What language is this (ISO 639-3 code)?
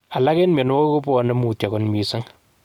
kln